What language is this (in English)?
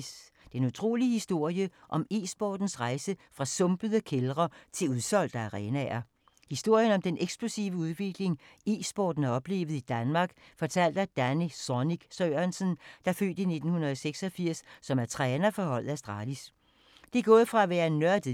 Danish